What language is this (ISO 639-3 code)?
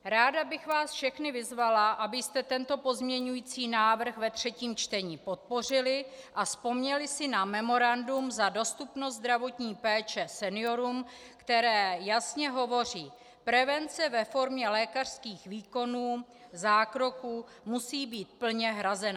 ces